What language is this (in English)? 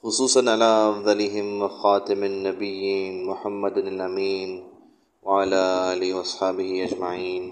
Urdu